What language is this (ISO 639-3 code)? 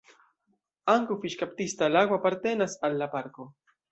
epo